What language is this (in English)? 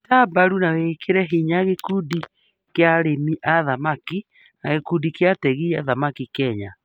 Kikuyu